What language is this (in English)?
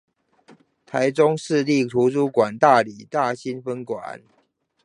Chinese